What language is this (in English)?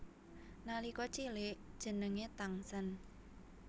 Javanese